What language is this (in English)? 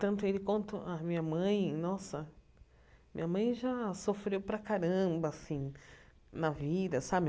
Portuguese